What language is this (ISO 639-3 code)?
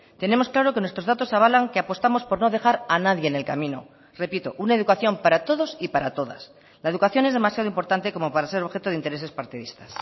spa